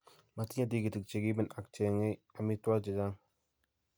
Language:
Kalenjin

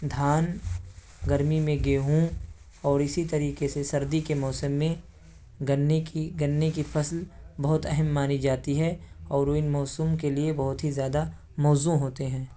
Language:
Urdu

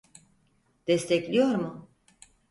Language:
Turkish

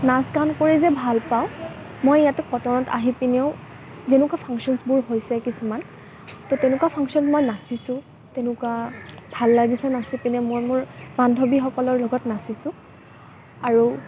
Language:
Assamese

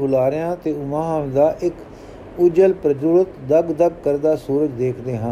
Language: Punjabi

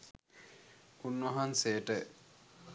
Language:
Sinhala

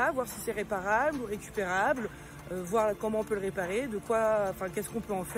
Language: French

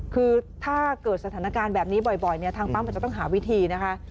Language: Thai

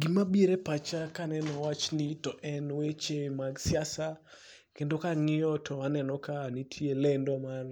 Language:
Luo (Kenya and Tanzania)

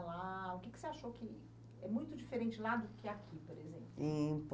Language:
Portuguese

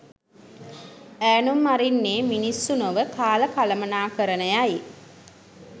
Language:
Sinhala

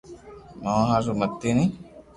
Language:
Loarki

